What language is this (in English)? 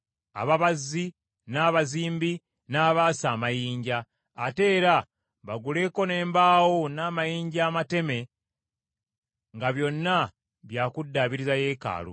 Ganda